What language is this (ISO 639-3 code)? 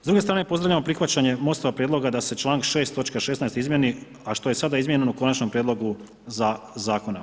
hrv